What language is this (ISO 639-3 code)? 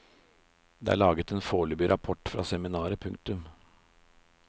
nor